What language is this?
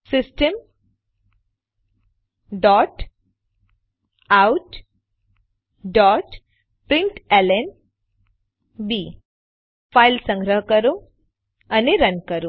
Gujarati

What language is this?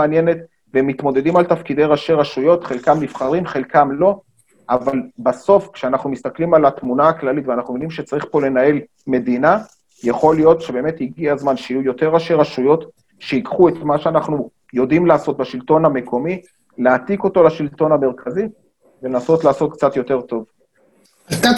Hebrew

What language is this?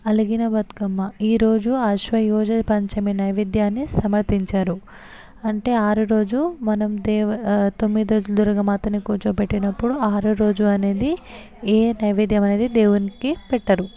Telugu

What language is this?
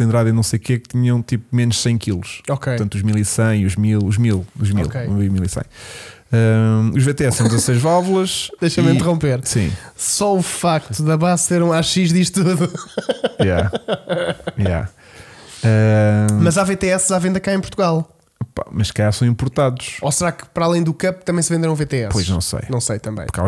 Portuguese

